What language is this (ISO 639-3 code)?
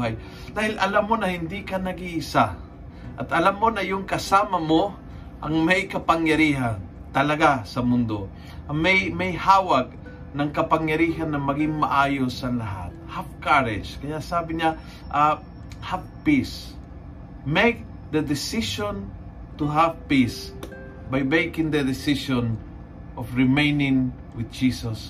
fil